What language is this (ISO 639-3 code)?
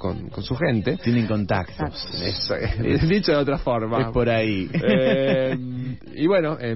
spa